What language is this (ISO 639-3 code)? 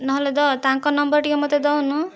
ori